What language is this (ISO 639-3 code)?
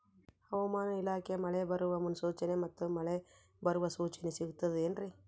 kan